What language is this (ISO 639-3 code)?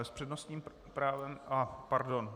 ces